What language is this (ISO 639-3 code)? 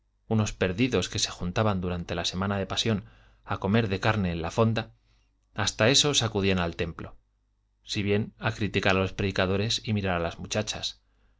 spa